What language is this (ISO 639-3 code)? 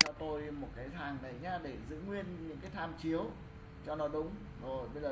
vie